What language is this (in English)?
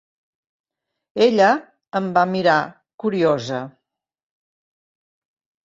Catalan